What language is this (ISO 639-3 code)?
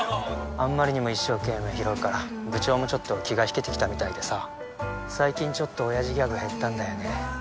jpn